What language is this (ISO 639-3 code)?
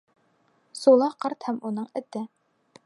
bak